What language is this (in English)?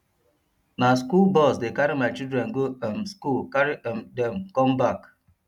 Nigerian Pidgin